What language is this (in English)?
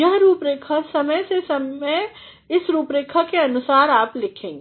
Hindi